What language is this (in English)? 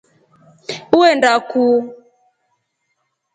Rombo